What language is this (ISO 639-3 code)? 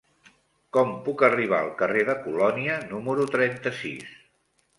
cat